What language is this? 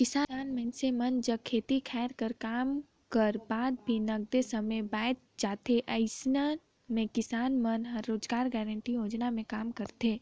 Chhattisgarhi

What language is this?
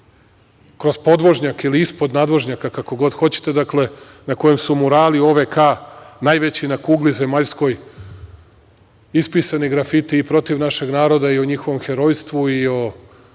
Serbian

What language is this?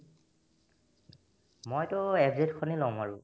Assamese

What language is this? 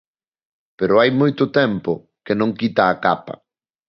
Galician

